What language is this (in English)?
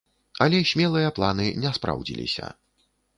Belarusian